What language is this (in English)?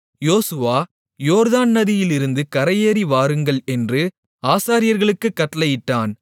Tamil